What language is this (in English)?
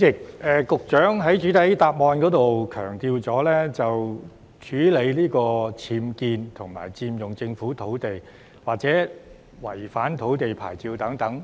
Cantonese